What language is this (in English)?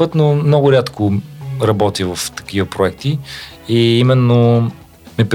Bulgarian